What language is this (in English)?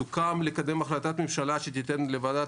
Hebrew